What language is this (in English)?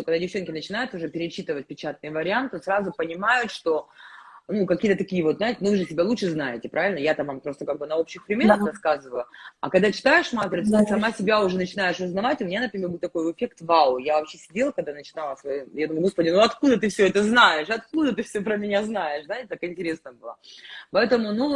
Russian